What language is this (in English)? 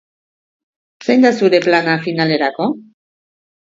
Basque